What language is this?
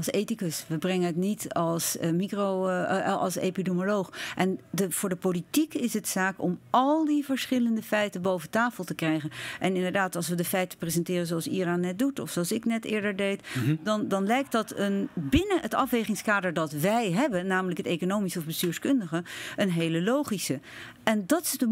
Dutch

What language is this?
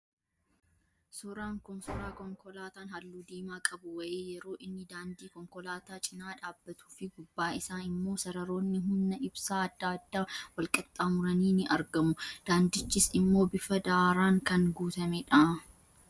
Oromo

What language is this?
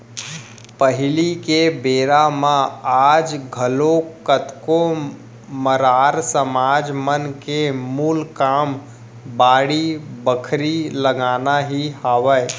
Chhattisgarhi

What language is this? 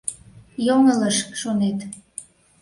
Mari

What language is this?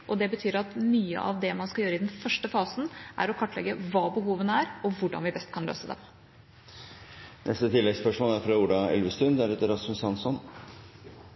Norwegian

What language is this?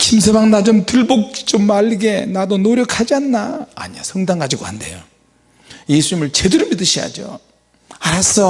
Korean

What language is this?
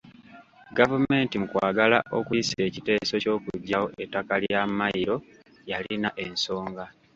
Ganda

